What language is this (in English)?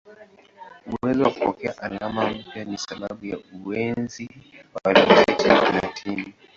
Swahili